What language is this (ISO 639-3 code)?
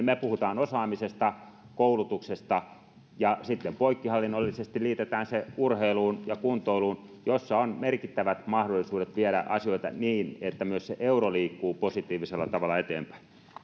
fin